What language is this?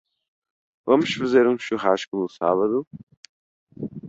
Portuguese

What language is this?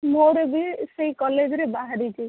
Odia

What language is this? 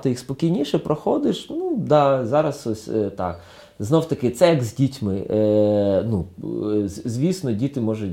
Ukrainian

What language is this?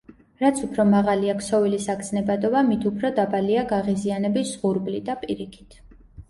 Georgian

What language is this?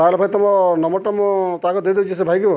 Odia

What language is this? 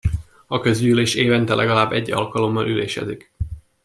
Hungarian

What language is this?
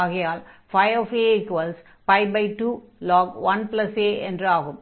Tamil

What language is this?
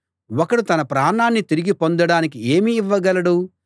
Telugu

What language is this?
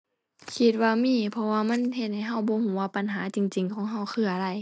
Thai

